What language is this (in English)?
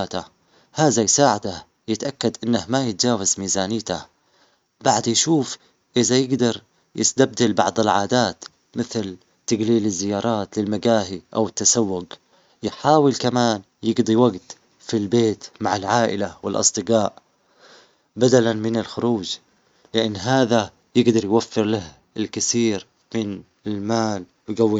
Omani Arabic